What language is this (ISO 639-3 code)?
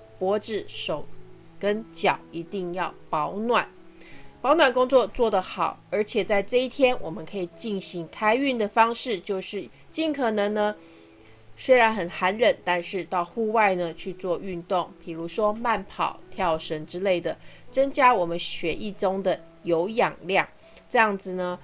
zho